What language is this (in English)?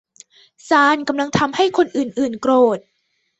Thai